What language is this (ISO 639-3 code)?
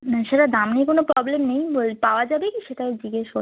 ben